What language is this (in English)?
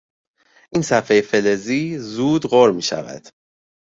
Persian